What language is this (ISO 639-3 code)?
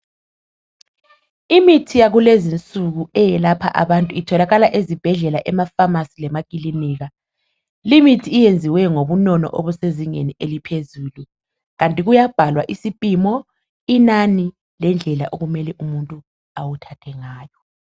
nde